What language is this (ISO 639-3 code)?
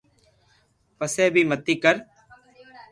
lrk